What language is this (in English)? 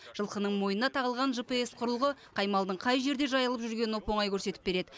Kazakh